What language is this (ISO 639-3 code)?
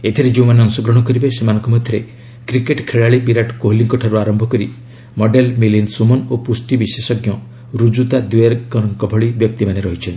ori